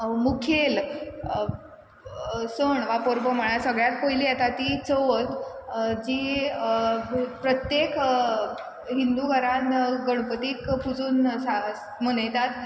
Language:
Konkani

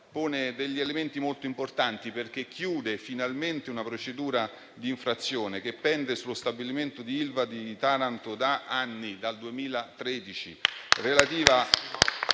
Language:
Italian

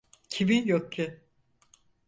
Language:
Turkish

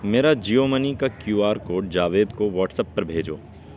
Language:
Urdu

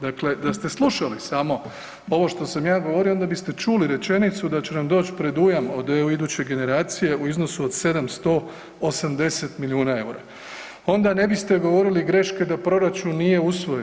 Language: Croatian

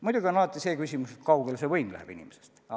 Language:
Estonian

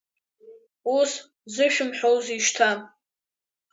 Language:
Abkhazian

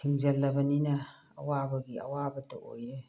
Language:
Manipuri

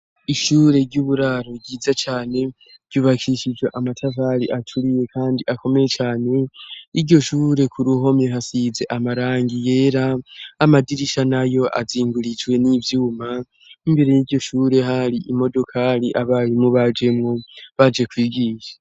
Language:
Rundi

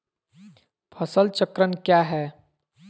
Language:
Magahi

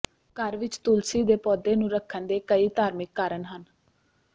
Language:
Punjabi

